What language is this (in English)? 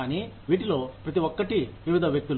Telugu